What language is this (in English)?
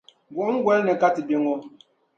Dagbani